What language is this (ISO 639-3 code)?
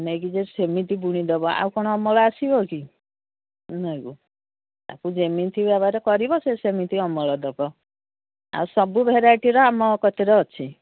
ori